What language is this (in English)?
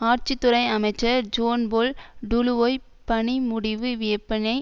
Tamil